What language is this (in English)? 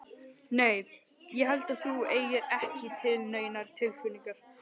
Icelandic